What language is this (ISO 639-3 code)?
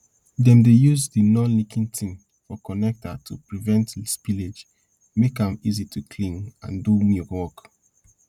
pcm